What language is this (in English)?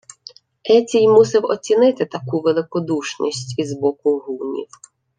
Ukrainian